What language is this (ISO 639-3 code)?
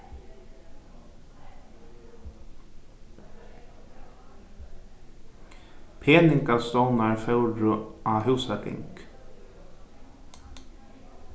fao